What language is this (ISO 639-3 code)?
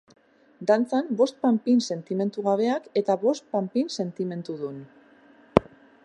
eus